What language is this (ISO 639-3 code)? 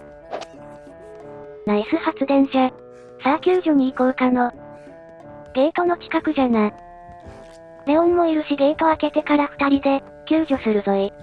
jpn